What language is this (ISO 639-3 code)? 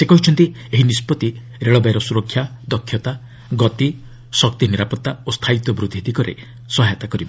ori